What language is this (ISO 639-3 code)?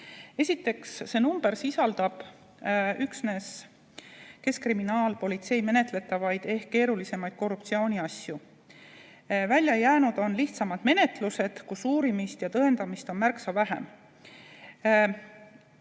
est